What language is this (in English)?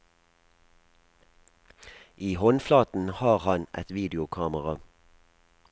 Norwegian